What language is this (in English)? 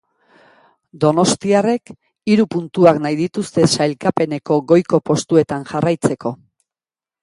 Basque